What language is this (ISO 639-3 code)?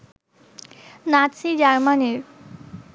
ben